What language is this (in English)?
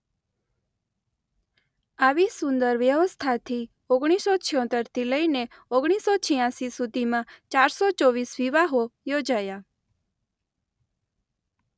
Gujarati